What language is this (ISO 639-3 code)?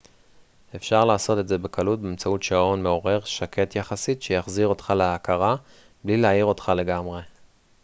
heb